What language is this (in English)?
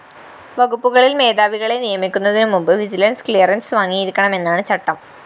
Malayalam